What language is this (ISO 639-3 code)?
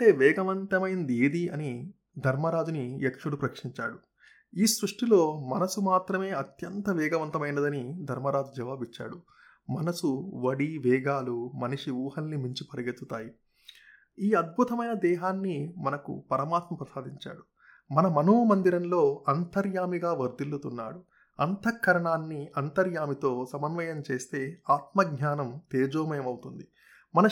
tel